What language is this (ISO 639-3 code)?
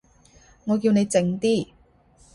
yue